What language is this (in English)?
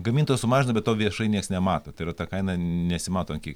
Lithuanian